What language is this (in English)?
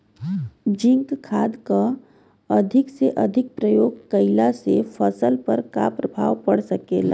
Bhojpuri